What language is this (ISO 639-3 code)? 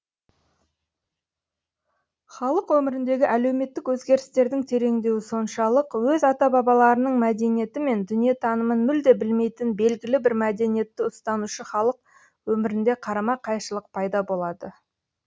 kaz